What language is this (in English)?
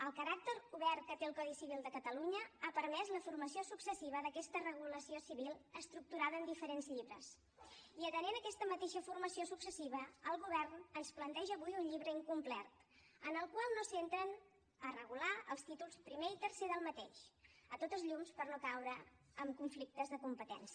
Catalan